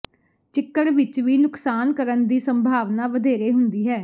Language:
Punjabi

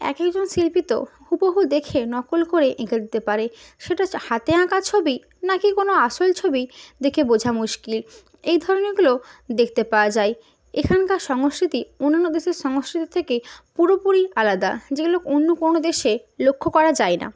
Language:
Bangla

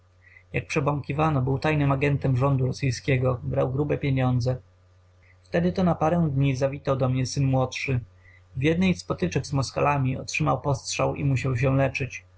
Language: Polish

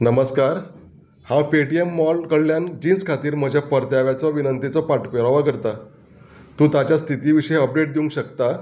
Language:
Konkani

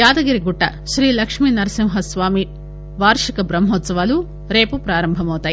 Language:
Telugu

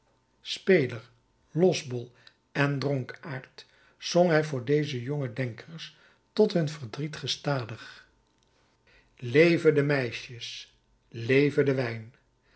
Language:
Dutch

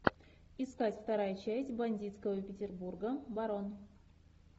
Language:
Russian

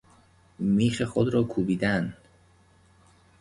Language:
Persian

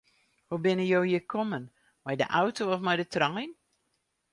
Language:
Western Frisian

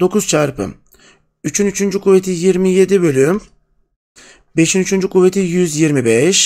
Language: Turkish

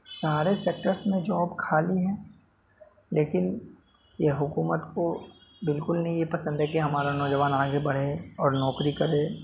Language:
Urdu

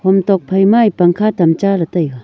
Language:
Wancho Naga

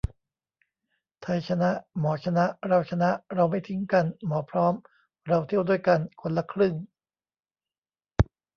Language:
Thai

